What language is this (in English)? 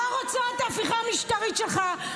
Hebrew